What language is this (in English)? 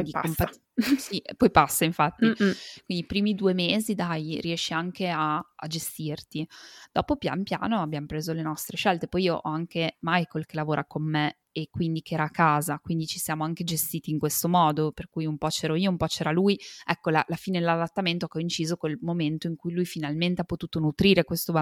Italian